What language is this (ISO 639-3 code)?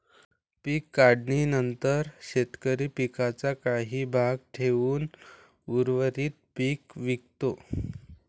mar